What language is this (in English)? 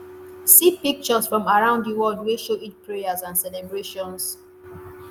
Nigerian Pidgin